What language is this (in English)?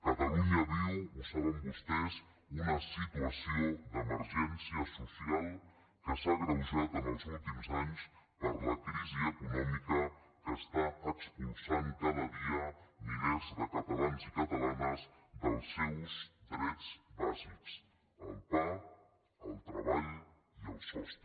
Catalan